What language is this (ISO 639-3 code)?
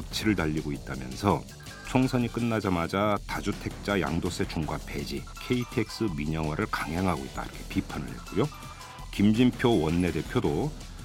kor